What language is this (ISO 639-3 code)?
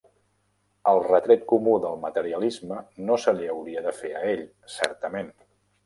cat